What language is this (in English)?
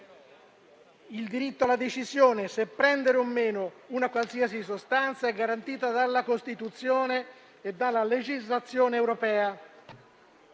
Italian